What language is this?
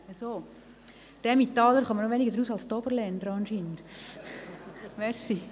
Swiss German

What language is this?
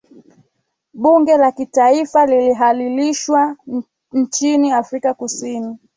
Swahili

